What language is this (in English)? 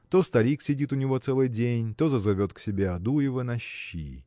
Russian